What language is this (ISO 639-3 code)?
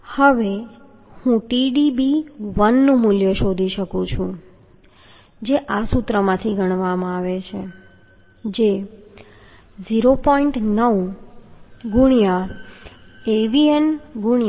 guj